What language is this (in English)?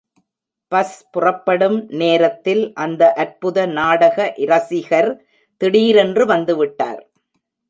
Tamil